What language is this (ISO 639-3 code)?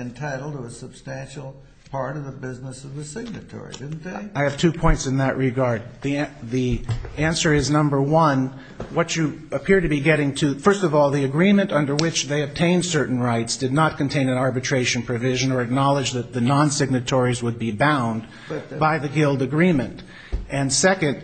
eng